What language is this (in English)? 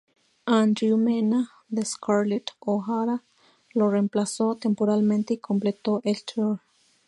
Spanish